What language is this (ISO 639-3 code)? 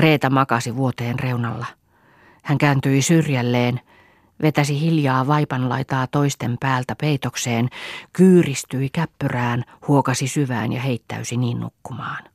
fin